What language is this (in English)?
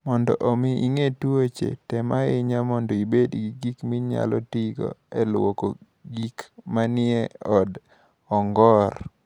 Luo (Kenya and Tanzania)